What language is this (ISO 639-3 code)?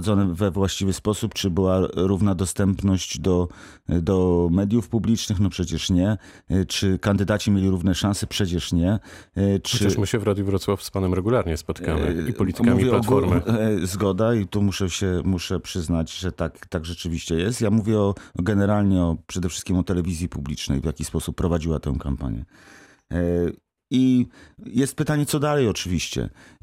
pol